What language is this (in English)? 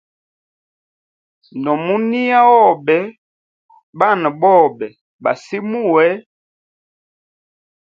Hemba